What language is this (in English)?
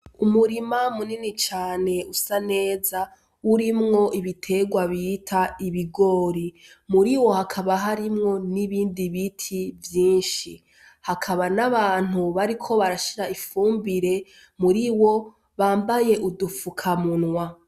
Rundi